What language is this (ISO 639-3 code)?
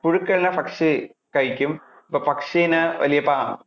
mal